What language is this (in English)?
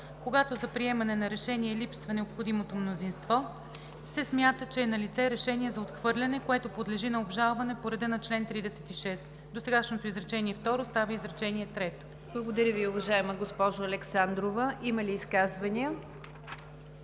Bulgarian